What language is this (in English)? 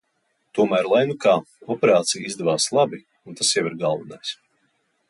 Latvian